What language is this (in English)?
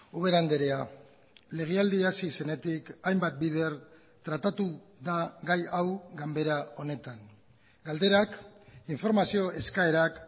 Basque